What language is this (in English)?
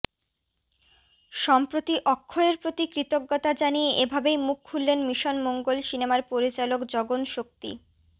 Bangla